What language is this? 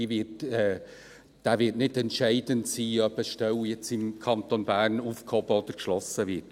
Swiss German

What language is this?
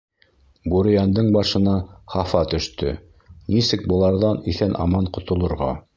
Bashkir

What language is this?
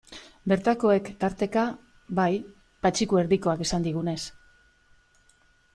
Basque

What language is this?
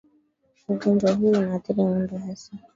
Swahili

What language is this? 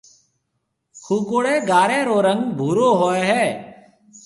Marwari (Pakistan)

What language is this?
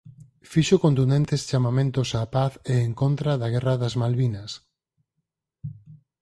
Galician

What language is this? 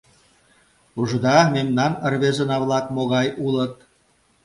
Mari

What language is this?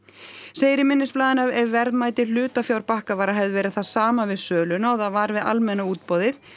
Icelandic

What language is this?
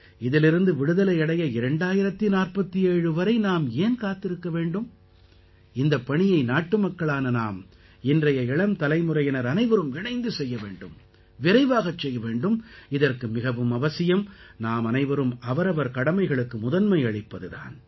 Tamil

